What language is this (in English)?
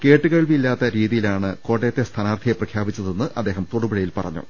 Malayalam